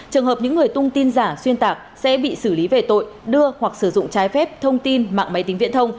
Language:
Vietnamese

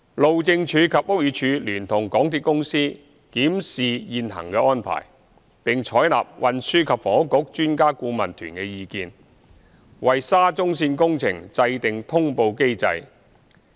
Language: Cantonese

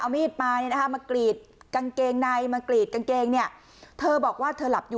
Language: Thai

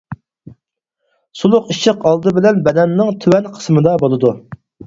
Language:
Uyghur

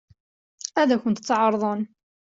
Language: Kabyle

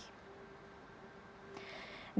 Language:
Indonesian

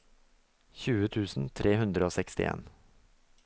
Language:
Norwegian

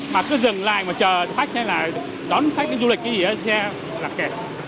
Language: Vietnamese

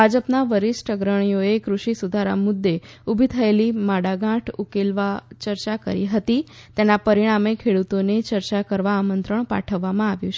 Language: Gujarati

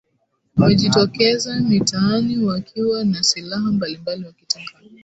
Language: Swahili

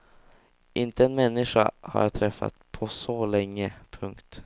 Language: Swedish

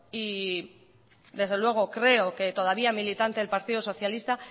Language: Spanish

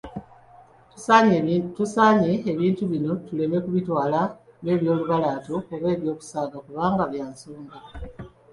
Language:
Ganda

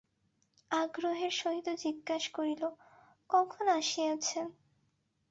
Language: Bangla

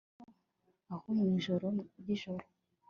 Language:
Kinyarwanda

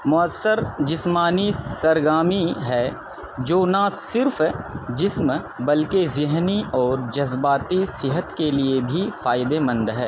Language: Urdu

